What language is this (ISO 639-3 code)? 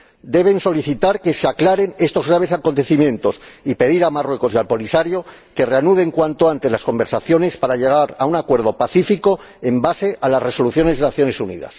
spa